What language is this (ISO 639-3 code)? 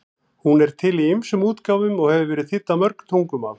isl